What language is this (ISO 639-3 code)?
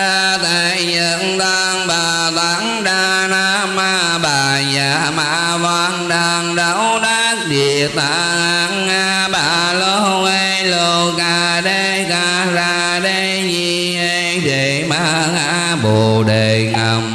vie